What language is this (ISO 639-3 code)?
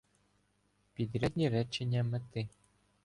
ukr